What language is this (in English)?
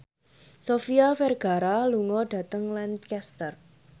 Javanese